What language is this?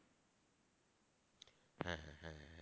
Bangla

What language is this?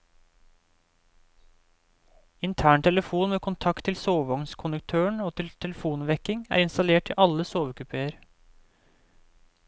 Norwegian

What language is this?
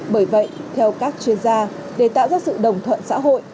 Vietnamese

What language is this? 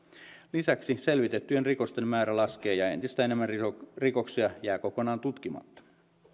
Finnish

